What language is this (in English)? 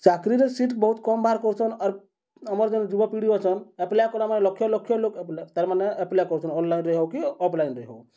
Odia